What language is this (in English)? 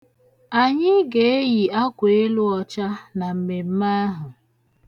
Igbo